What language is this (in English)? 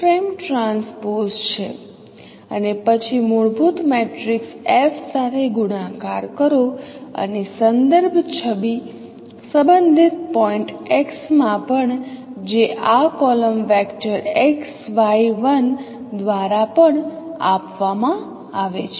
Gujarati